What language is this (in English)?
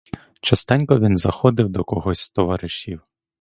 Ukrainian